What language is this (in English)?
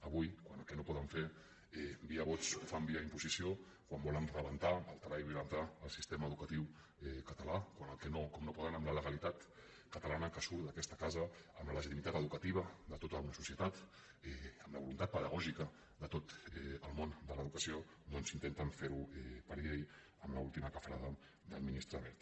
Catalan